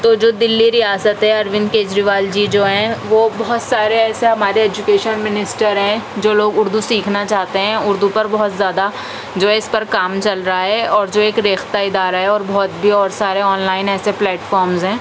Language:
Urdu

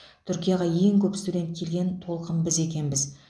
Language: Kazakh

